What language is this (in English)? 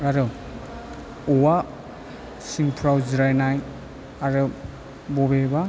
Bodo